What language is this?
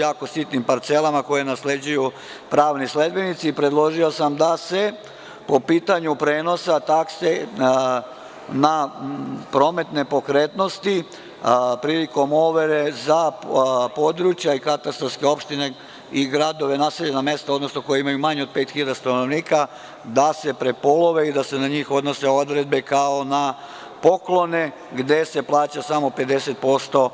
Serbian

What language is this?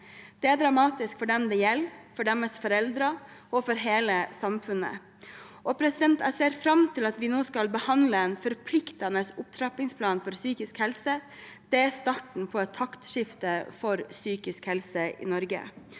Norwegian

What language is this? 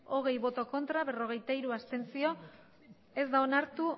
Basque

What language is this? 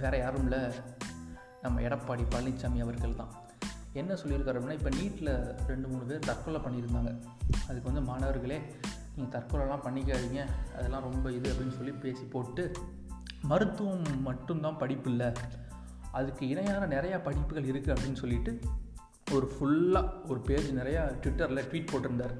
Tamil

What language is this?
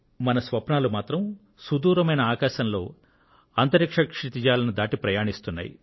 Telugu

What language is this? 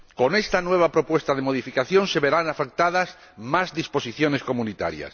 Spanish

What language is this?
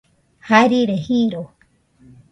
Nüpode Huitoto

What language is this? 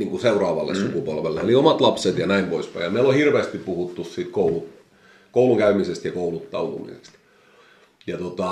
Finnish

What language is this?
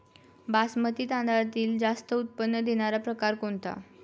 Marathi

